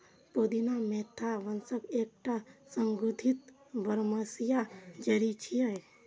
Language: Maithili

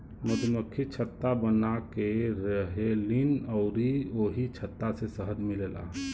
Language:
Bhojpuri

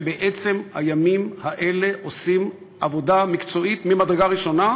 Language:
Hebrew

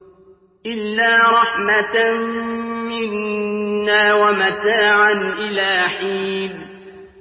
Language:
Arabic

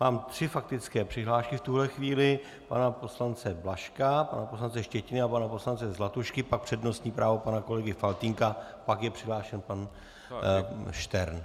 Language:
Czech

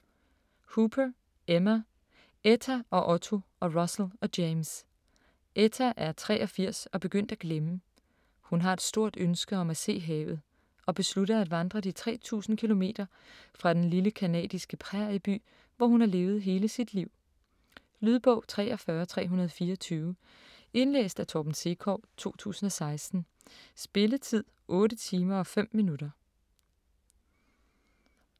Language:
Danish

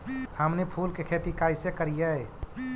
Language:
Magahi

